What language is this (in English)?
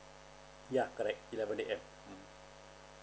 English